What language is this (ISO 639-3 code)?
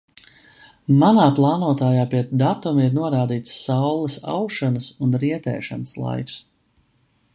lav